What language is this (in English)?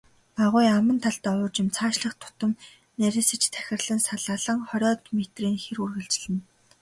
Mongolian